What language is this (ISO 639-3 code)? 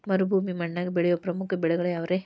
kan